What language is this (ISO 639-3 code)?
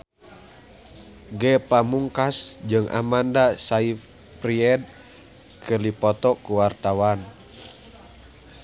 sun